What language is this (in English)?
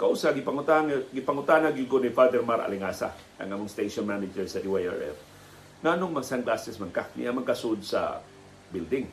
Filipino